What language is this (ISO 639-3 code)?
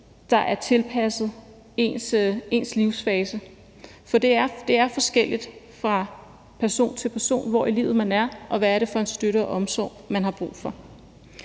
dan